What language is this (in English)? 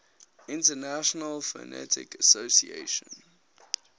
English